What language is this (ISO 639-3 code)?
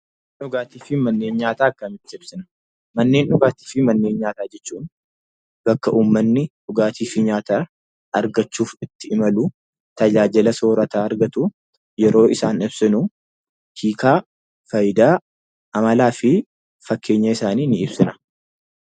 orm